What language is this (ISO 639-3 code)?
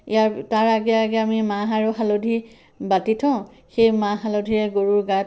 asm